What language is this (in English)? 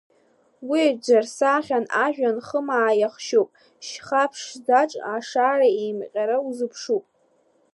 Abkhazian